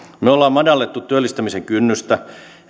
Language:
Finnish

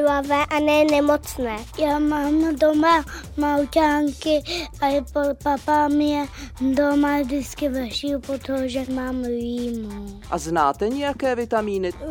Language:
Czech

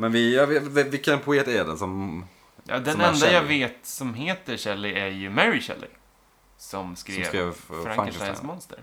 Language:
Swedish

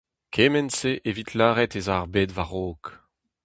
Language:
Breton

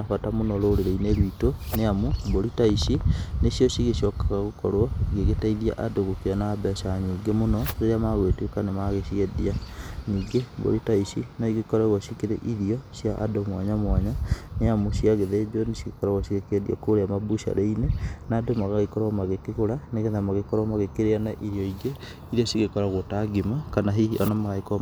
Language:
Kikuyu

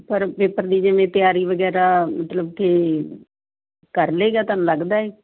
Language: Punjabi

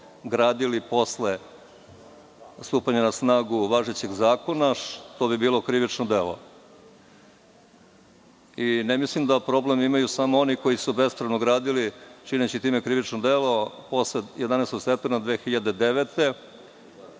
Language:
Serbian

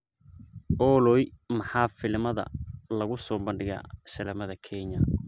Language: Somali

